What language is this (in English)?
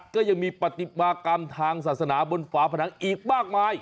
Thai